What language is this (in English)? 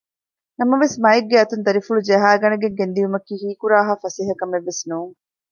Divehi